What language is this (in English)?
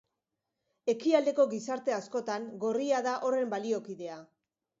Basque